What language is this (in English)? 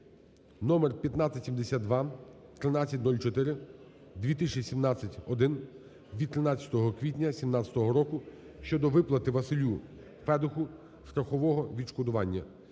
Ukrainian